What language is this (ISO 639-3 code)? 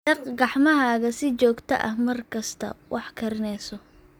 som